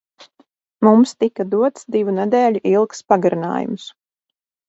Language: Latvian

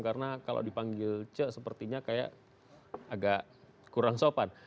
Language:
Indonesian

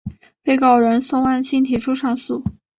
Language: Chinese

